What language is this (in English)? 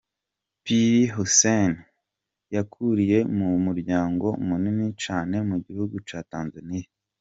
Kinyarwanda